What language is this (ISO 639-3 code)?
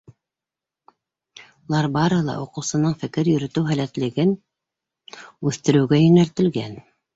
bak